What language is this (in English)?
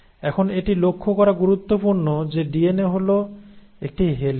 Bangla